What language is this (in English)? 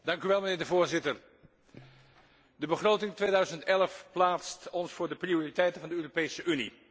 Dutch